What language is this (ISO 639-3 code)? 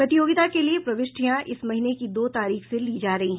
hin